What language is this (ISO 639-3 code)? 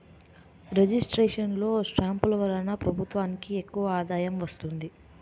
tel